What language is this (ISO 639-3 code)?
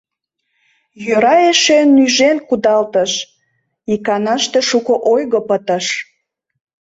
chm